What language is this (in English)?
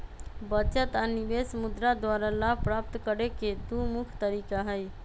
Magahi